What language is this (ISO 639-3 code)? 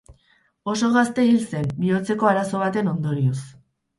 eus